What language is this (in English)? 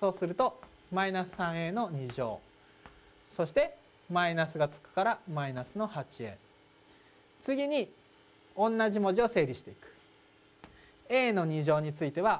Japanese